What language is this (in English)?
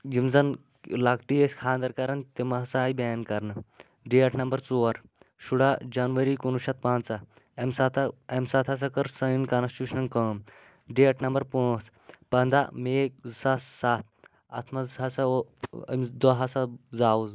Kashmiri